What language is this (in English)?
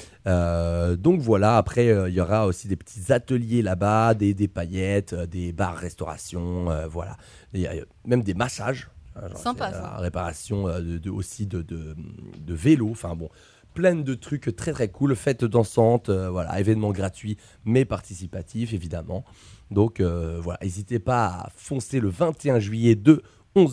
French